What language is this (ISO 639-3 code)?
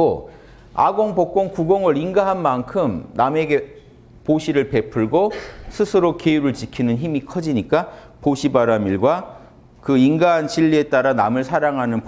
kor